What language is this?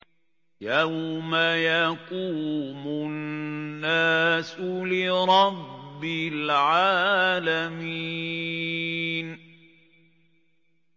Arabic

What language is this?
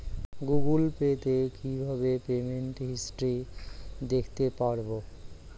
Bangla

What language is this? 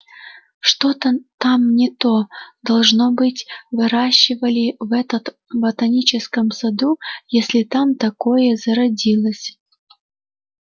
Russian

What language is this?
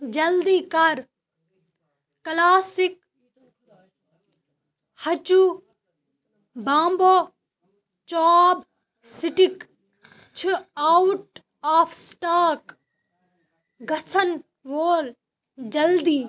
Kashmiri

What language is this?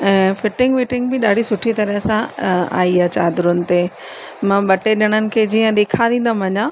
Sindhi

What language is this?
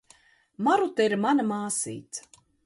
Latvian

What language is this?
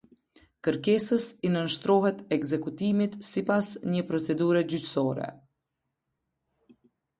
Albanian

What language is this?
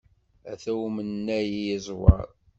Kabyle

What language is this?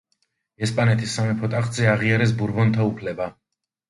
Georgian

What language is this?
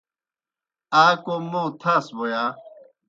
Kohistani Shina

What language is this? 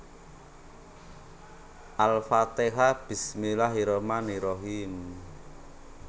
Javanese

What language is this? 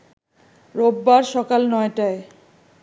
Bangla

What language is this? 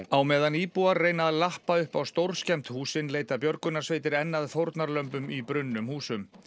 Icelandic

